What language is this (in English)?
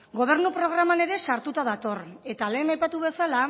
Basque